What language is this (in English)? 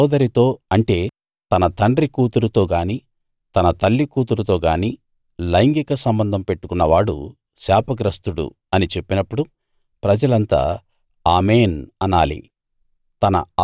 Telugu